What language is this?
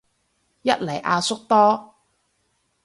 Cantonese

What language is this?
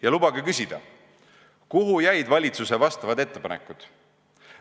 Estonian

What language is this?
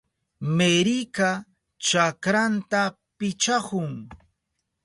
Southern Pastaza Quechua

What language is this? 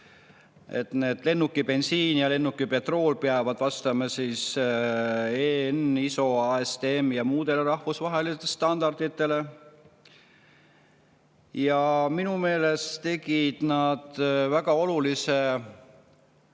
Estonian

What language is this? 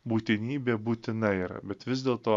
Lithuanian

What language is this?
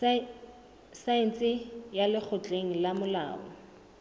Southern Sotho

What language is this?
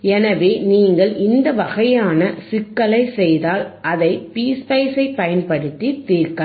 Tamil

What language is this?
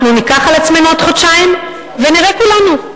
Hebrew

